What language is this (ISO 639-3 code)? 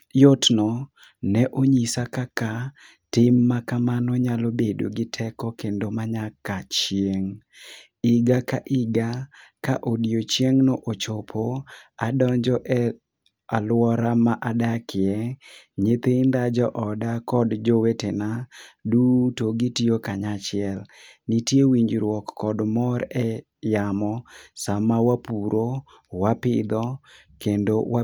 luo